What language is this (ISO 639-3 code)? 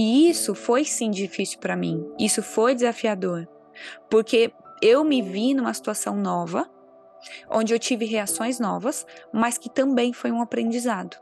por